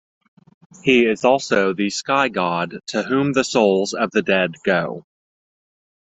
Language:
English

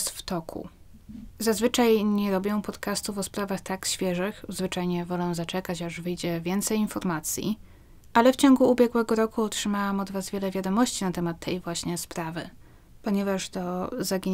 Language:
Polish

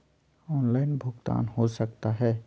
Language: Magahi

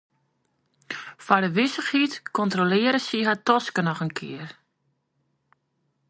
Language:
Western Frisian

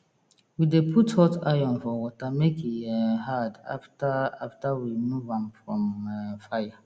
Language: Nigerian Pidgin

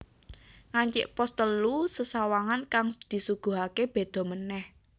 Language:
Javanese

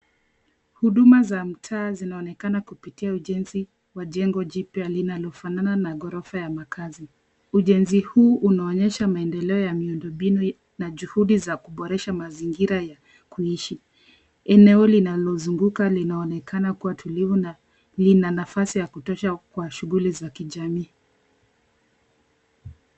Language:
Swahili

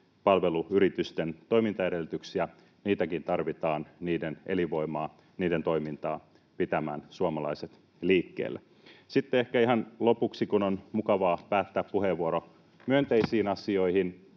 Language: Finnish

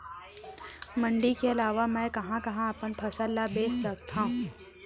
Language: Chhattisgarhi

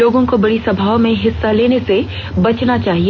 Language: Hindi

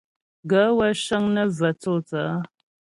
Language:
Ghomala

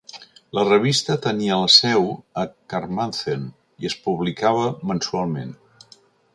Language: Catalan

